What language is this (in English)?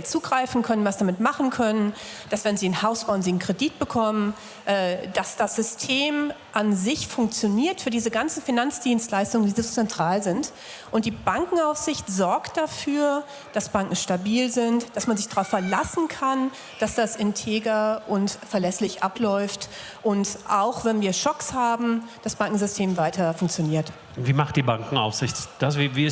German